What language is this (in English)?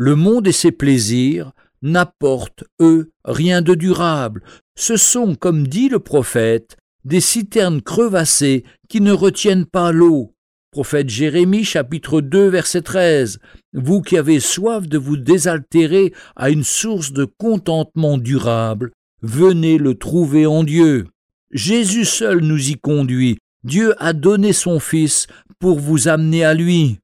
French